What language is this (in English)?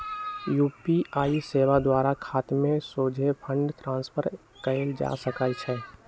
Magahi